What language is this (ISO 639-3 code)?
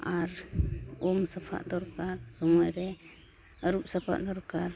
sat